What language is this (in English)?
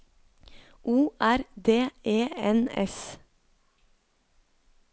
Norwegian